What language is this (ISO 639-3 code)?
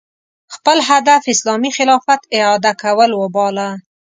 pus